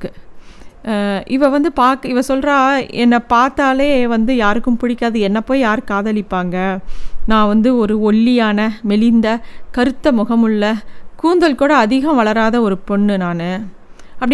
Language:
Tamil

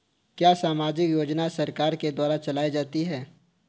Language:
Hindi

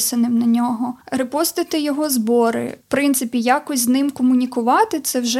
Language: Ukrainian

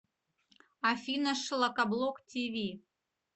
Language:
Russian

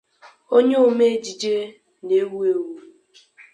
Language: Igbo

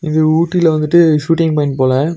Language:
Tamil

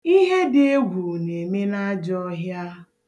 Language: Igbo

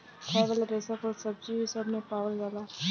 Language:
Bhojpuri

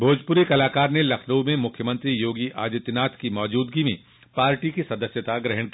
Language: Hindi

